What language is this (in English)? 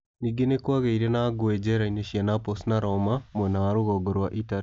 Kikuyu